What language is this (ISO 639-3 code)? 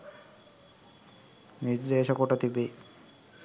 sin